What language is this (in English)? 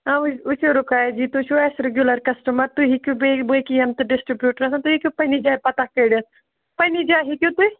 Kashmiri